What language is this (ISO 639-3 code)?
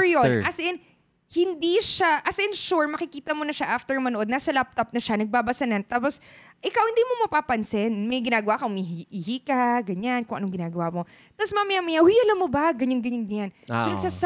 fil